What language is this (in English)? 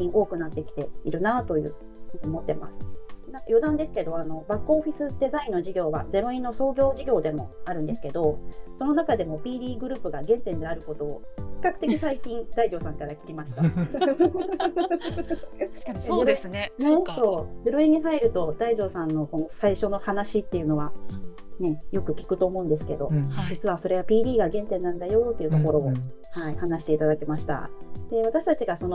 Japanese